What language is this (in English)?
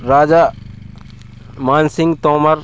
Hindi